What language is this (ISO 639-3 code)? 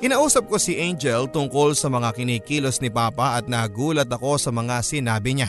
fil